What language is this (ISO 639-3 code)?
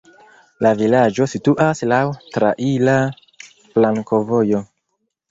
epo